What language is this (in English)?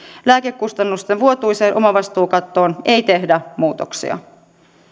Finnish